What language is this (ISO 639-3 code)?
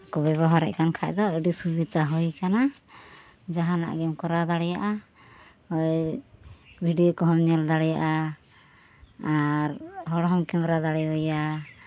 sat